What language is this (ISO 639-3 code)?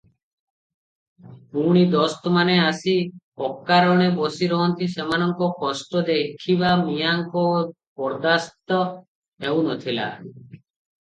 ori